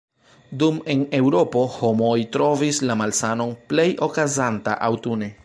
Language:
Esperanto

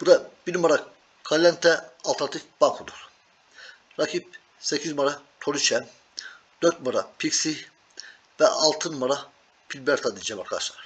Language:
Turkish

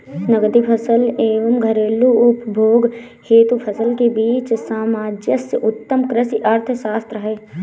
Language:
Hindi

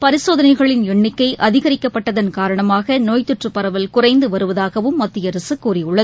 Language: Tamil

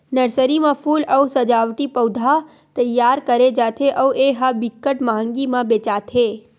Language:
Chhattisgarhi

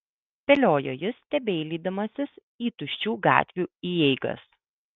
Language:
Lithuanian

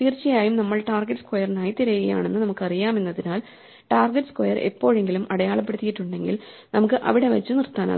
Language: Malayalam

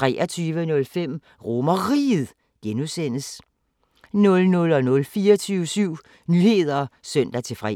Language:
Danish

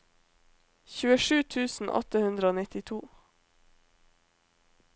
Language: Norwegian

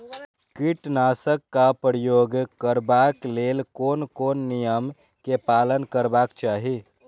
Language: Maithili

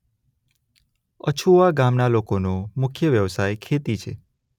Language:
Gujarati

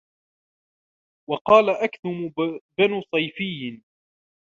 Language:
Arabic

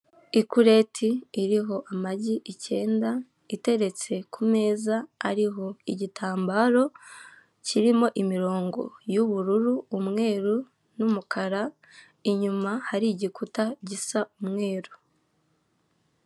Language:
Kinyarwanda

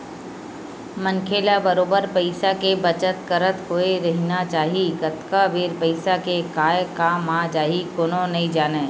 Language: Chhattisgarhi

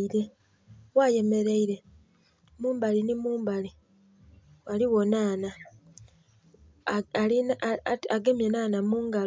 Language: Soga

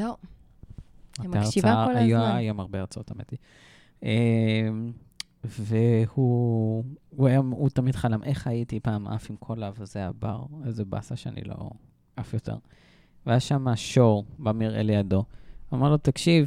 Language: Hebrew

